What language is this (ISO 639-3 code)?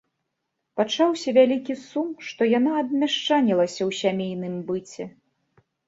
bel